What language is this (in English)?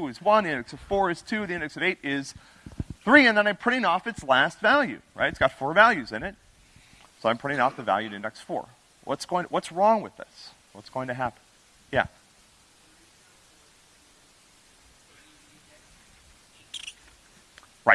English